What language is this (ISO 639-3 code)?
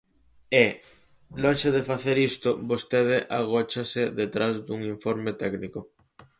glg